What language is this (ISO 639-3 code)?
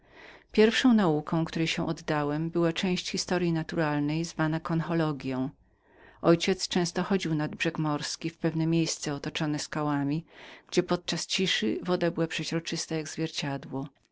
pol